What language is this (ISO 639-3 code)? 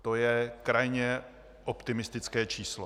ces